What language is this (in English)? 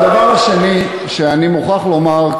Hebrew